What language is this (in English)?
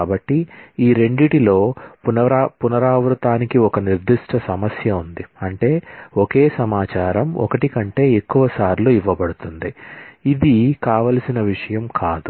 Telugu